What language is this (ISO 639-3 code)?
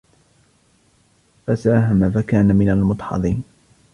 ara